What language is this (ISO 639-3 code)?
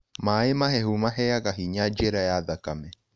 kik